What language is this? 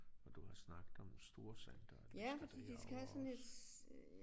Danish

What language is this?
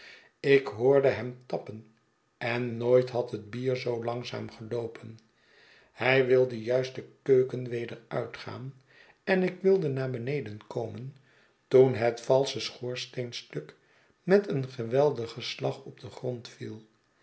Dutch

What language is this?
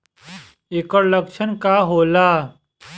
Bhojpuri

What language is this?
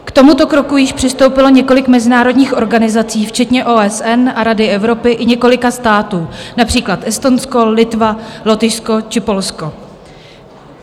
Czech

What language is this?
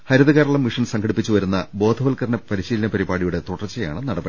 Malayalam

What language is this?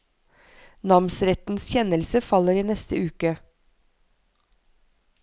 Norwegian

